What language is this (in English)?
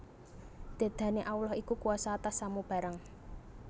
Javanese